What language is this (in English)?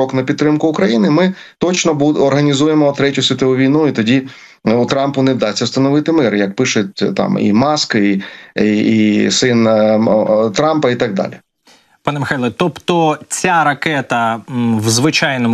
Ukrainian